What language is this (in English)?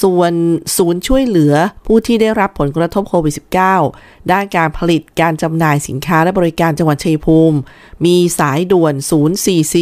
Thai